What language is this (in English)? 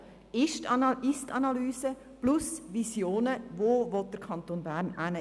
Swiss German